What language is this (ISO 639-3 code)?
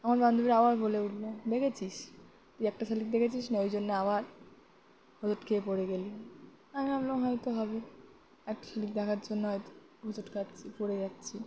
ben